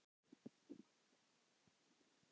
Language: Icelandic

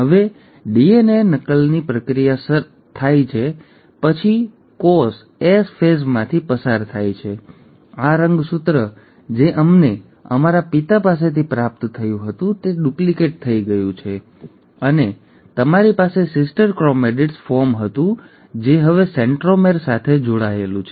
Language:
Gujarati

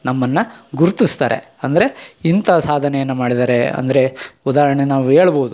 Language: Kannada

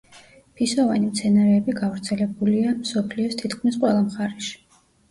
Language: Georgian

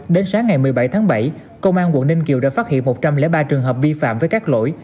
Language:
Vietnamese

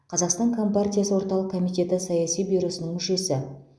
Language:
Kazakh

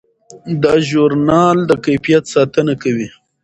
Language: Pashto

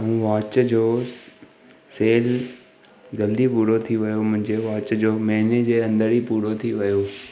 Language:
Sindhi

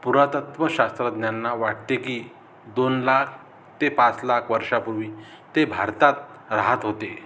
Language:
Marathi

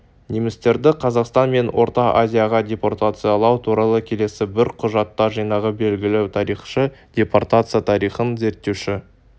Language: Kazakh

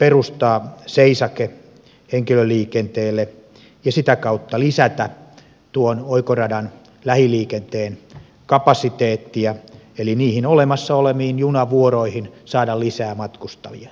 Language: Finnish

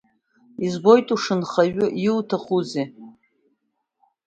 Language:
Abkhazian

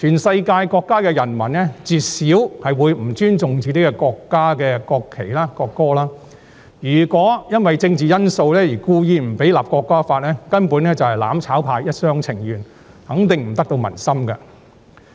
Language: Cantonese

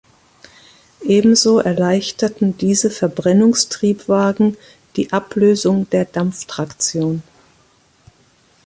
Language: German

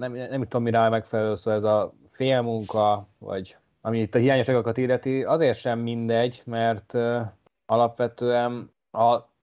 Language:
Hungarian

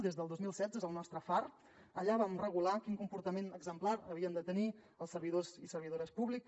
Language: Catalan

